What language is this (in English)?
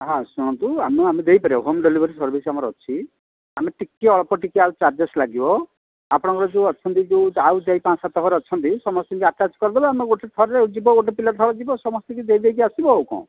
Odia